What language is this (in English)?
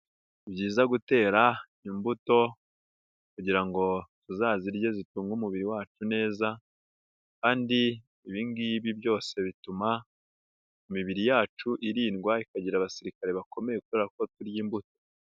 Kinyarwanda